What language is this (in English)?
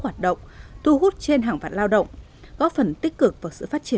Vietnamese